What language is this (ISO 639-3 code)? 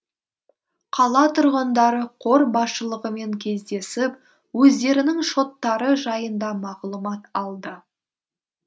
kaz